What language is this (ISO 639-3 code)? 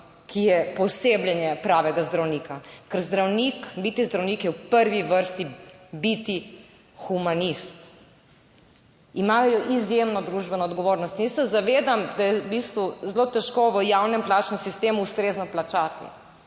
slv